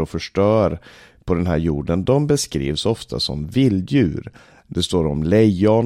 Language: Swedish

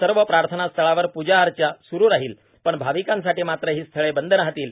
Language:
Marathi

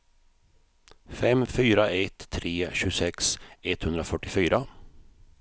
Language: Swedish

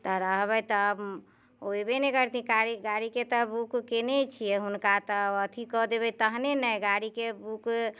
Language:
Maithili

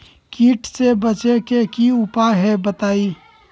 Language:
Magahi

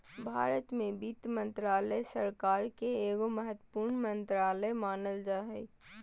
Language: Magahi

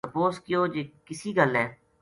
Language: Gujari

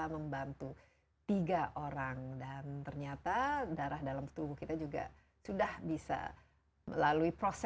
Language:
Indonesian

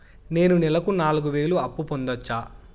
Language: Telugu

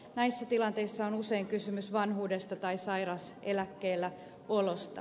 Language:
Finnish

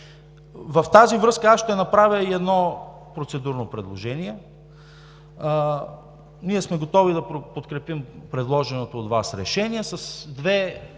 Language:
Bulgarian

